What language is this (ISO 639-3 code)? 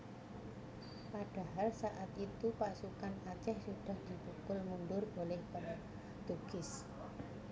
jav